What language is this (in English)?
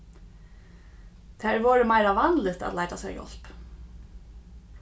Faroese